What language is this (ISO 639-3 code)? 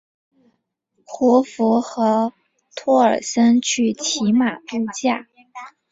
zho